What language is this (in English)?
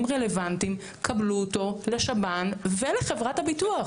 Hebrew